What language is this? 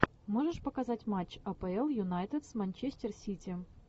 Russian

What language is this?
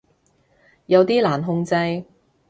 Cantonese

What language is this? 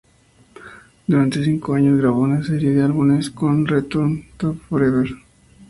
Spanish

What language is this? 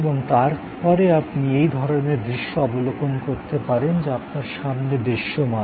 Bangla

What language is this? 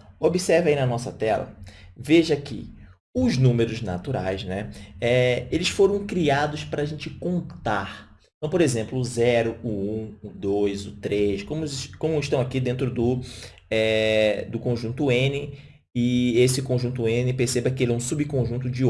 Portuguese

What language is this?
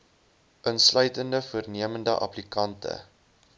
Afrikaans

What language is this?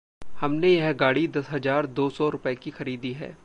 Hindi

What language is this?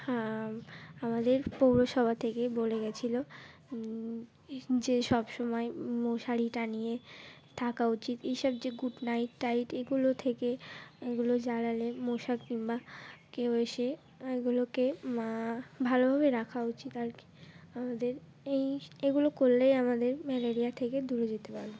Bangla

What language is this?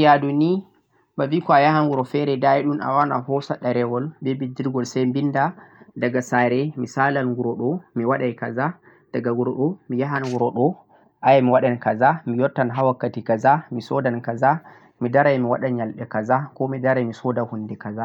Central-Eastern Niger Fulfulde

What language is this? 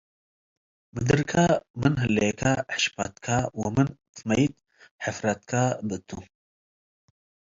Tigre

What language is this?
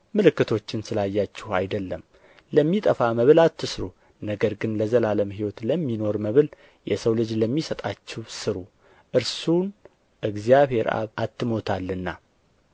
Amharic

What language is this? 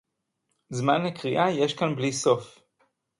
Hebrew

